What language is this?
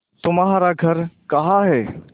Hindi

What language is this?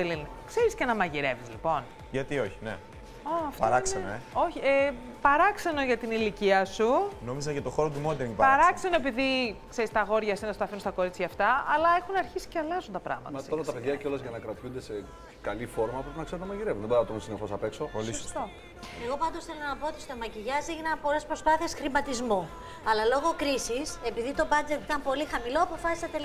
Greek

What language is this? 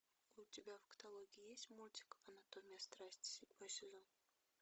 Russian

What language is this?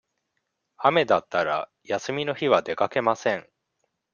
Japanese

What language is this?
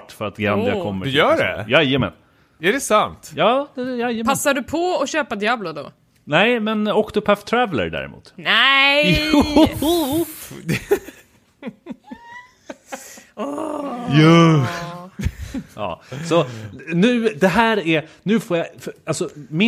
Swedish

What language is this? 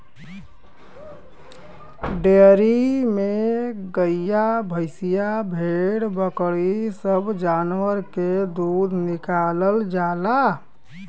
Bhojpuri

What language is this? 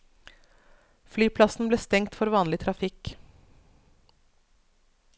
Norwegian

